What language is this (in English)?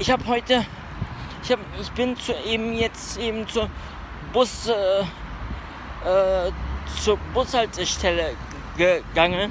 German